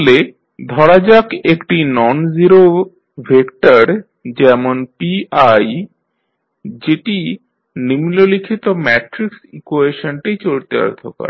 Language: Bangla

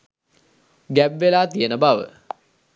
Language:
Sinhala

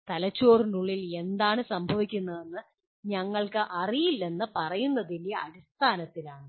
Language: Malayalam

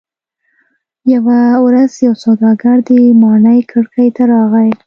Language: Pashto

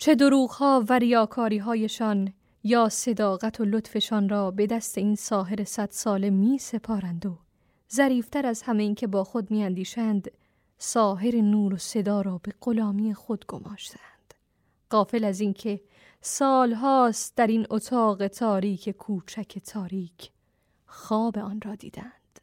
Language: Persian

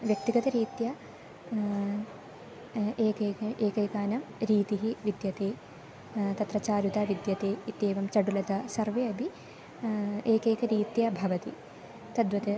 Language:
Sanskrit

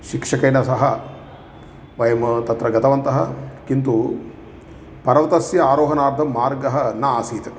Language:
Sanskrit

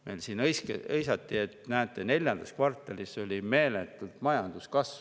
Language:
Estonian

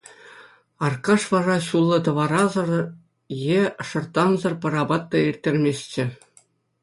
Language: Chuvash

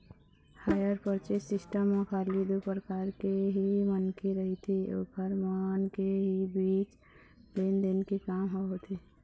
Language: Chhattisgarhi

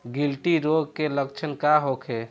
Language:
Bhojpuri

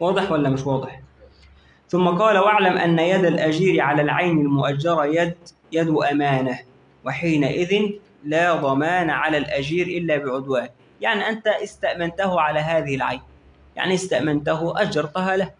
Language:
Arabic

